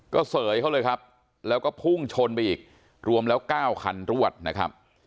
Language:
Thai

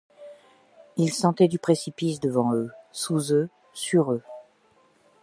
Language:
French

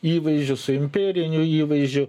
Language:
Lithuanian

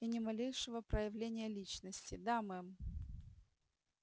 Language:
Russian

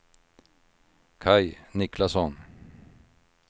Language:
Swedish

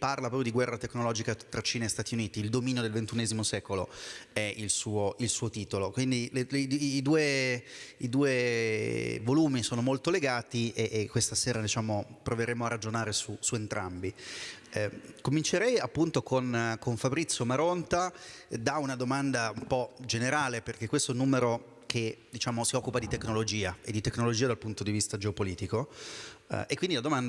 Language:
Italian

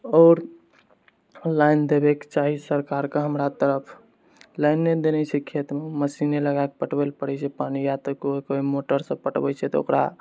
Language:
Maithili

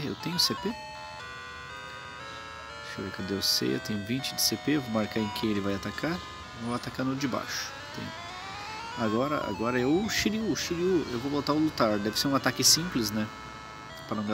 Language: Portuguese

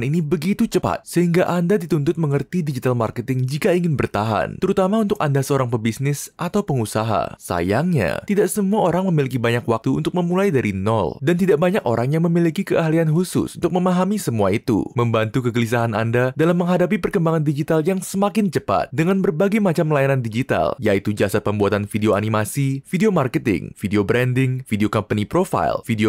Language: Indonesian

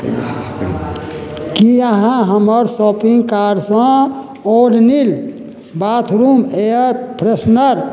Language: Maithili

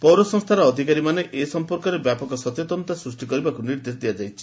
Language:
Odia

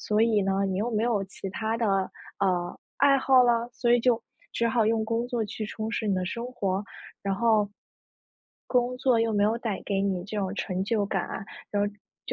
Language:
Chinese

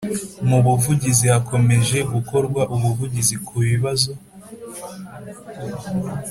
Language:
Kinyarwanda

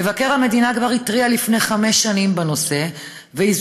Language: Hebrew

